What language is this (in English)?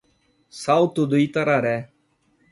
Portuguese